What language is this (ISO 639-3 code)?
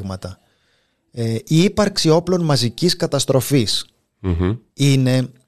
ell